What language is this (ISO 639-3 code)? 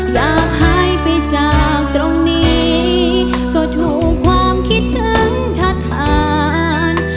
tha